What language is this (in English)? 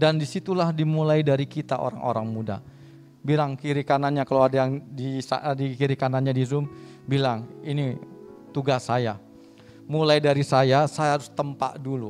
Indonesian